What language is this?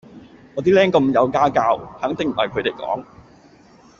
Cantonese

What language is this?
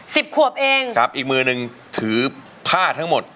Thai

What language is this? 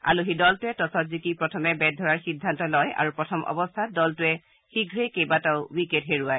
Assamese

